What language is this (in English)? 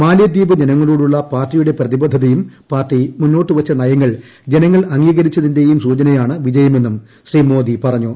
Malayalam